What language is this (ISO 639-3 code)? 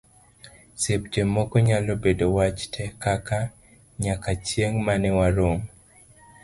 luo